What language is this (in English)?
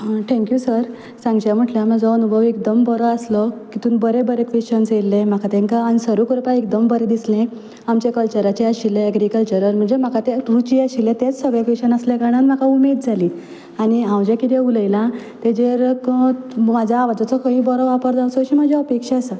Konkani